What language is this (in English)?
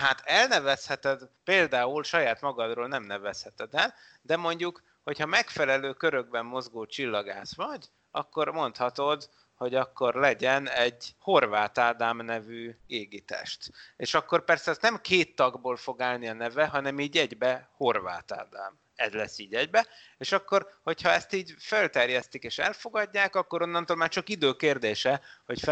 Hungarian